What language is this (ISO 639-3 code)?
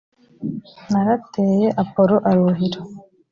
kin